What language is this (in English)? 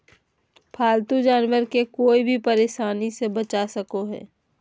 Magahi